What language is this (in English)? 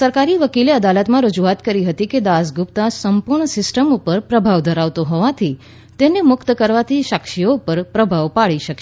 Gujarati